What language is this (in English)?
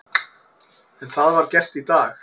Icelandic